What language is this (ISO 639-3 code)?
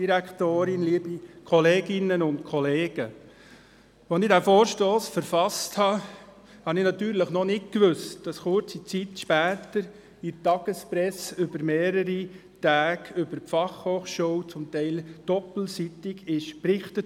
gsw